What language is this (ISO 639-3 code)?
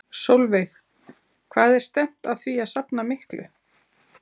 isl